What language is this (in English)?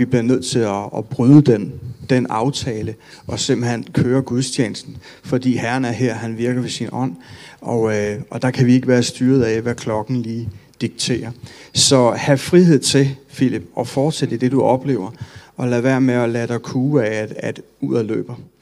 Danish